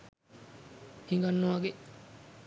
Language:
Sinhala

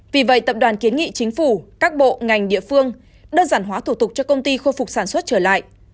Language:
Vietnamese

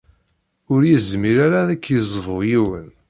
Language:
Kabyle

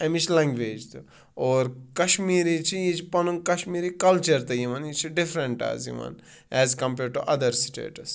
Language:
Kashmiri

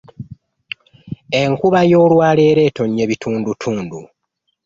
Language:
Ganda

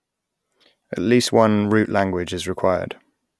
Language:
English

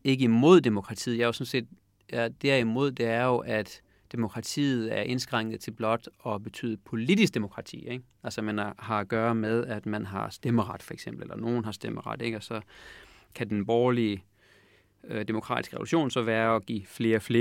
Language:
Danish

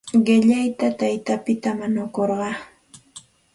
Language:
Santa Ana de Tusi Pasco Quechua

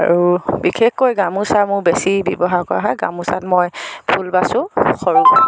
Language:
Assamese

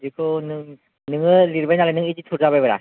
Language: Bodo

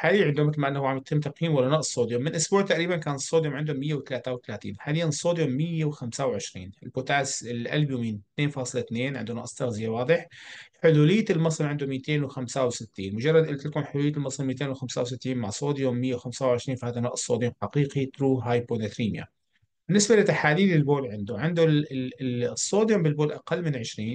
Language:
Arabic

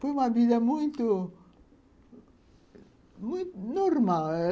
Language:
Portuguese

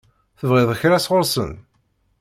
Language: Kabyle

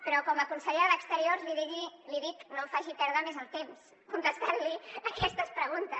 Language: Catalan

